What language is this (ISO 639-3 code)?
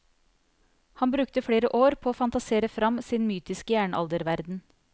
nor